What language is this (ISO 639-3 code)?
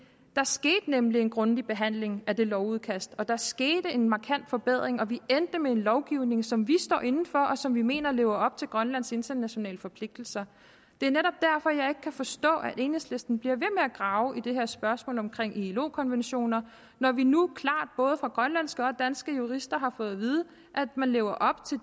dan